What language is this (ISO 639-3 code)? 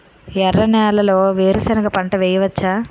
tel